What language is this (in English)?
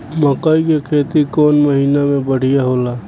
Bhojpuri